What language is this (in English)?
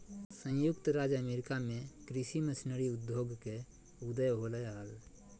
Magahi